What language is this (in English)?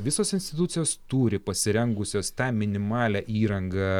Lithuanian